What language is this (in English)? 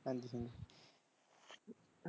Punjabi